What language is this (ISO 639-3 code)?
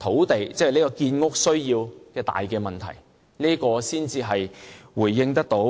yue